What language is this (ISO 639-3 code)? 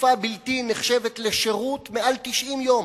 heb